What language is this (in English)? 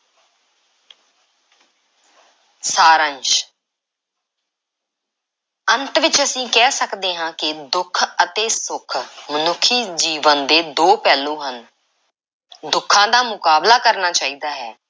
Punjabi